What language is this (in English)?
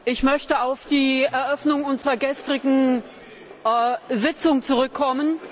German